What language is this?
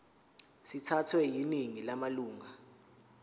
Zulu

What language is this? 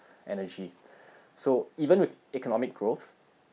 English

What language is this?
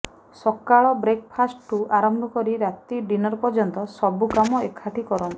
Odia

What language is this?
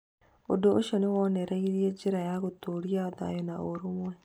Kikuyu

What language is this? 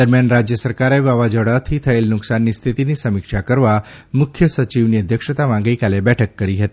Gujarati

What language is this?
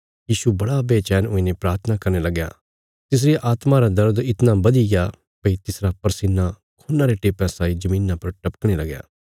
Bilaspuri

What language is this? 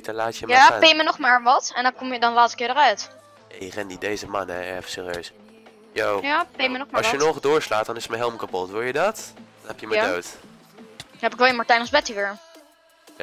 Dutch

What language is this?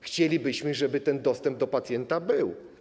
Polish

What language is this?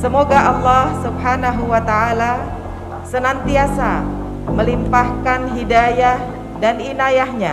Indonesian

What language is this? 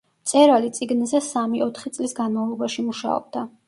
Georgian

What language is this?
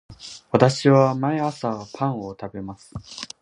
Japanese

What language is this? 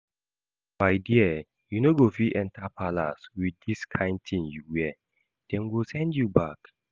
Nigerian Pidgin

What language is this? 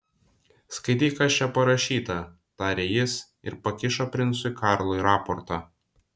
Lithuanian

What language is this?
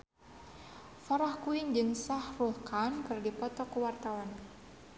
Sundanese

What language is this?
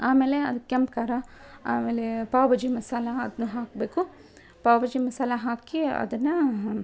Kannada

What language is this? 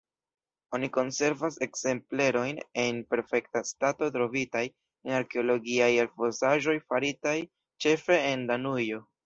Esperanto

